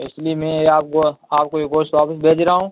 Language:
Urdu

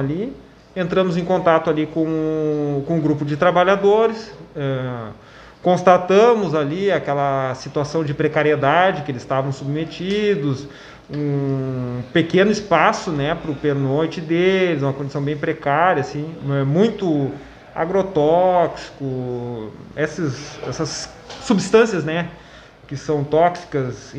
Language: Portuguese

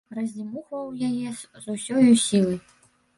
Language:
Belarusian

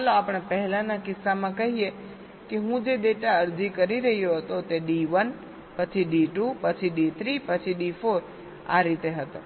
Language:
Gujarati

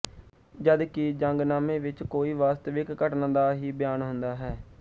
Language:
Punjabi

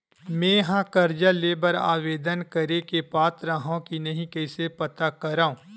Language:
Chhattisgarhi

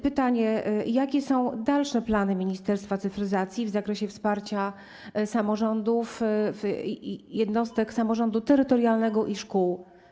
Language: Polish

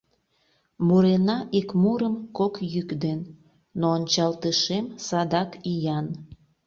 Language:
Mari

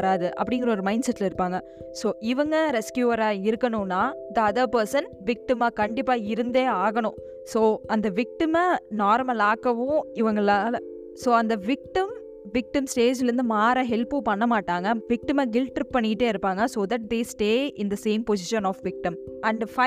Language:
Tamil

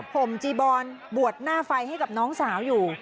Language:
Thai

